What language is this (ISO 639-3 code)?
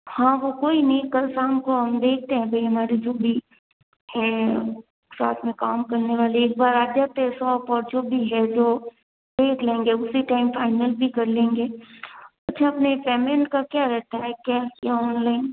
hin